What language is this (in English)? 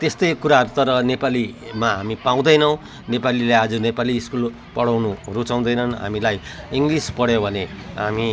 Nepali